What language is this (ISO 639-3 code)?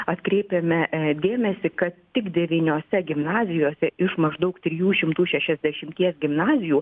lit